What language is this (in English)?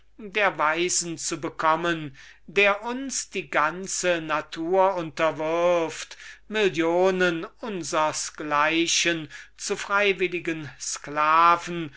German